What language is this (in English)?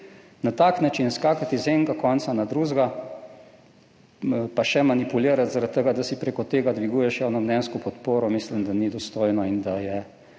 Slovenian